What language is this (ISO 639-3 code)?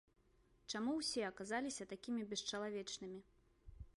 bel